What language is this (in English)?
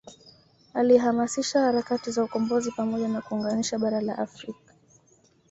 Swahili